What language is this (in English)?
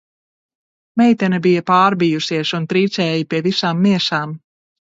Latvian